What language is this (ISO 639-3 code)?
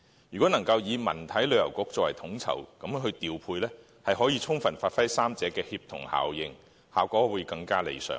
yue